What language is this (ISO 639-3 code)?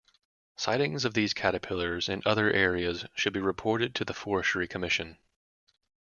eng